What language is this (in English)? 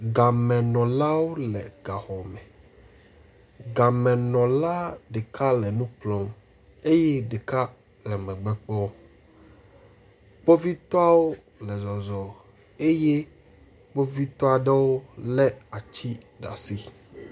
Ewe